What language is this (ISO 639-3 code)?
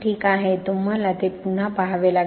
mar